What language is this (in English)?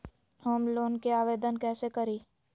Magahi